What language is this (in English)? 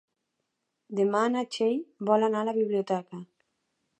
Catalan